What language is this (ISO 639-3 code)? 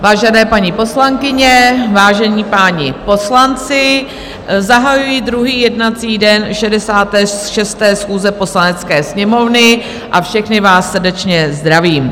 ces